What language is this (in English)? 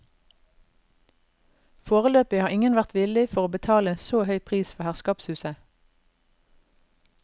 Norwegian